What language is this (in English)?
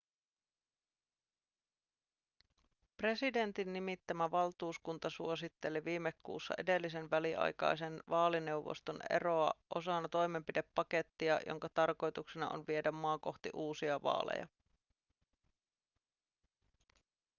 Finnish